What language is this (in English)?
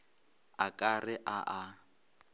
Northern Sotho